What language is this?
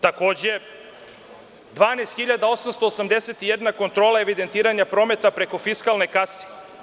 Serbian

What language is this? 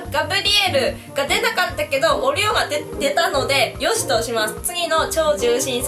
Japanese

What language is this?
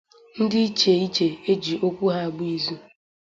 Igbo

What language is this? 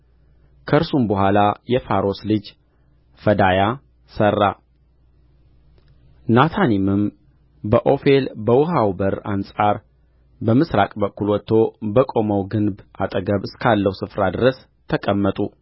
Amharic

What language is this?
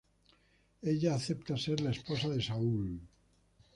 Spanish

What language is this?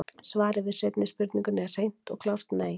Icelandic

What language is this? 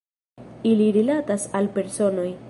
Esperanto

